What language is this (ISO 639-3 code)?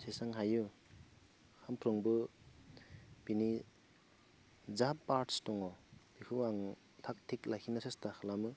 brx